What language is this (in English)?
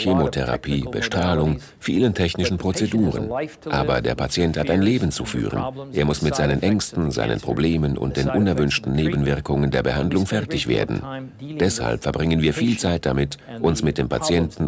German